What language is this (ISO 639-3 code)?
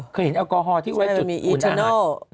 tha